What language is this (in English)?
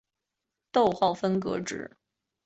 Chinese